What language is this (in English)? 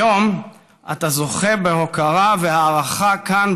Hebrew